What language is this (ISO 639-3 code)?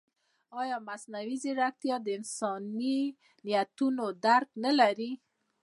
pus